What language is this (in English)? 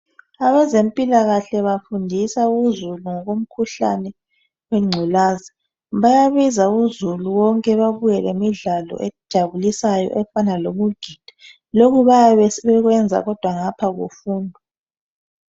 North Ndebele